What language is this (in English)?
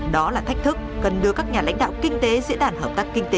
Vietnamese